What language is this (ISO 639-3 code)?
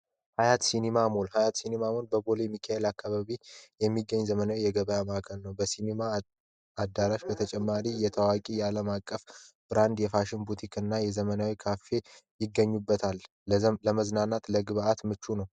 amh